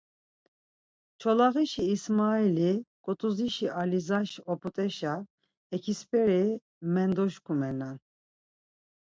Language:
Laz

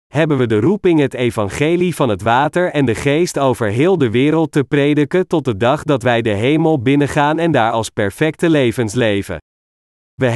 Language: Dutch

